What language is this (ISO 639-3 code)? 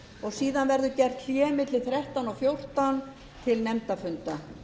isl